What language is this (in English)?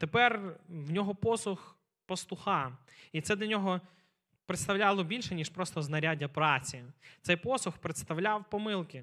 Ukrainian